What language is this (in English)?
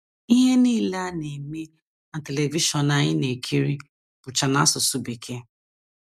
Igbo